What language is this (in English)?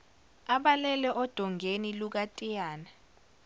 Zulu